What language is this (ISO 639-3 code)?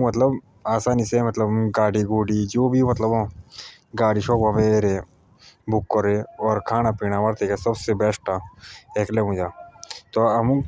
jns